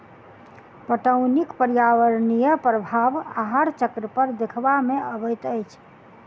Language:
Maithili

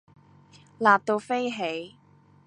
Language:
Cantonese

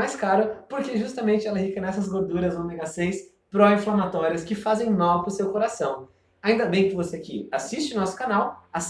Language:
Portuguese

